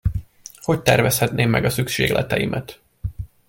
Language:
Hungarian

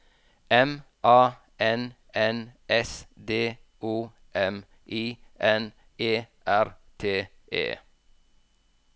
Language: Norwegian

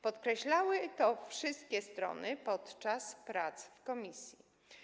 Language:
Polish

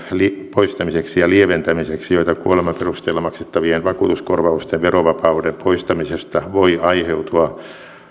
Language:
Finnish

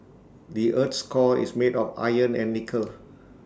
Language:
English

